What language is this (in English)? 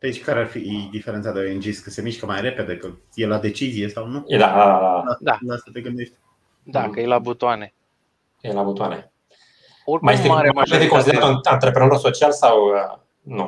Romanian